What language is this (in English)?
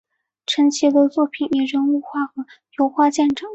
Chinese